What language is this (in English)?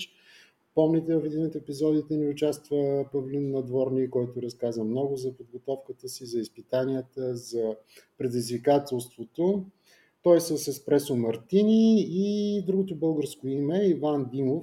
Bulgarian